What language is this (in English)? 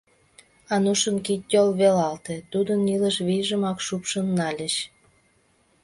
Mari